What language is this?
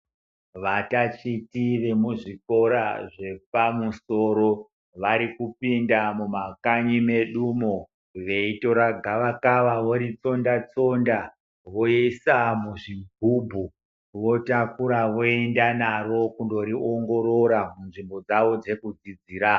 Ndau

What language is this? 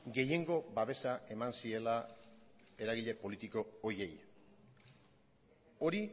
Basque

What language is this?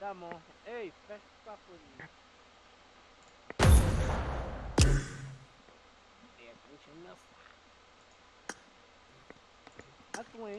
Portuguese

